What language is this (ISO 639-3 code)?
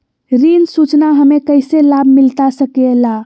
mag